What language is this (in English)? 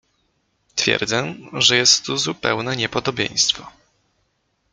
Polish